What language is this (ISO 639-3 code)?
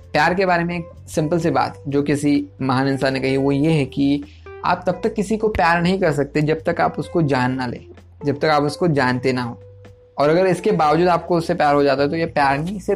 hin